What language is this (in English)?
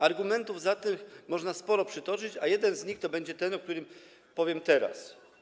Polish